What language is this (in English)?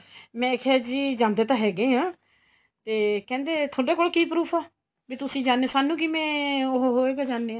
Punjabi